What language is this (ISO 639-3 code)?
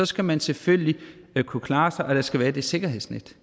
dan